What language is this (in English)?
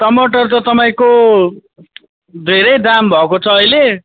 Nepali